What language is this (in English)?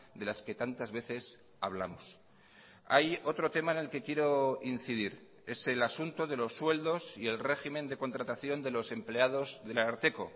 Spanish